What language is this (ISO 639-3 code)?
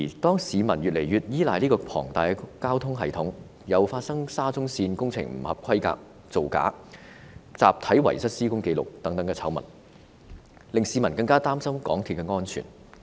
yue